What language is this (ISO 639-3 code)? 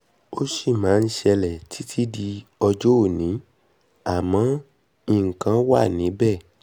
yor